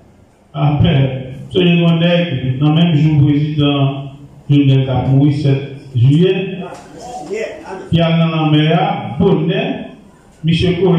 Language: French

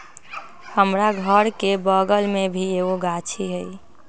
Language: Magahi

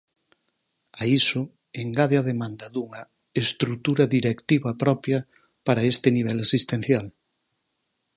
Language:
Galician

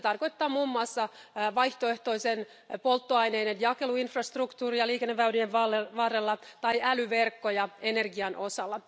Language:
Finnish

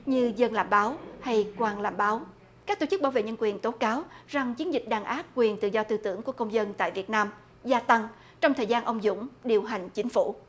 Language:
Vietnamese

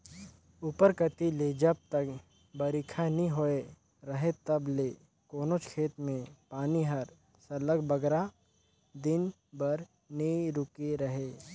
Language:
Chhattisgarhi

